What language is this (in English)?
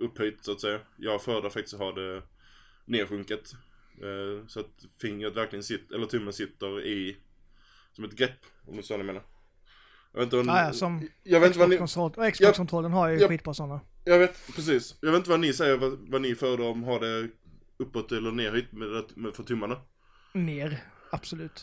Swedish